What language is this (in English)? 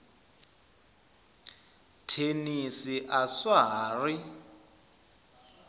Tsonga